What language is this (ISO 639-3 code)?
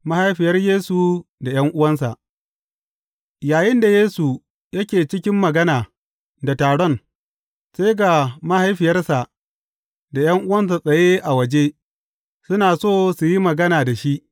hau